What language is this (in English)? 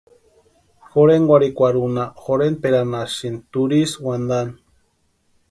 Western Highland Purepecha